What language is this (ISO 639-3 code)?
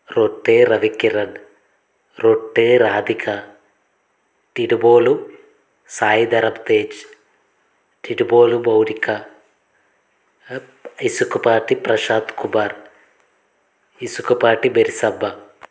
tel